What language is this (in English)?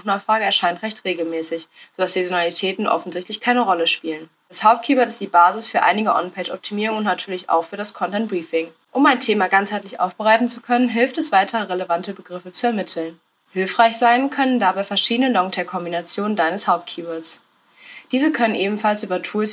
German